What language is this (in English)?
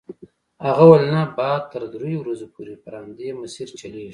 Pashto